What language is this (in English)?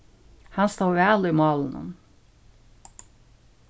Faroese